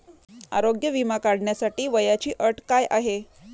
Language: Marathi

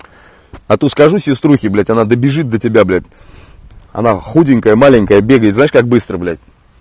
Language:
Russian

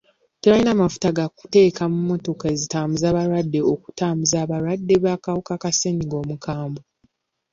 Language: Ganda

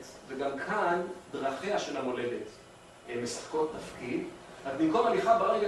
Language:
Hebrew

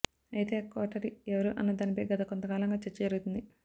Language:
Telugu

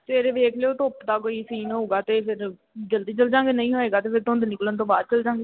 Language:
Punjabi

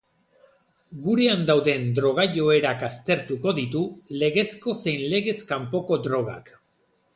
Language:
Basque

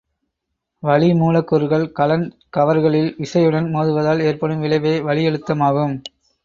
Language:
Tamil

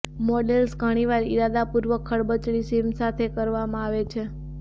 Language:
Gujarati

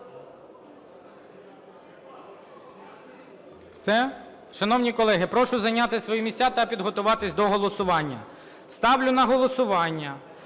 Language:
Ukrainian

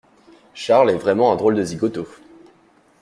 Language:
French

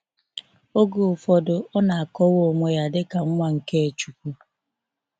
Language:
Igbo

